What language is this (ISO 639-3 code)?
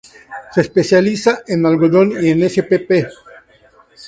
spa